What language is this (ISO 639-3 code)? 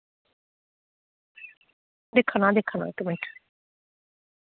doi